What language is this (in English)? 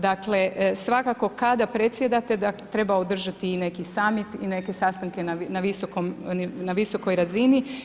Croatian